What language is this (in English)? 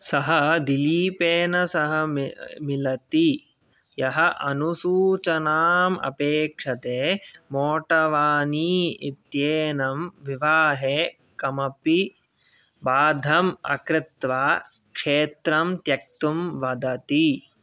Sanskrit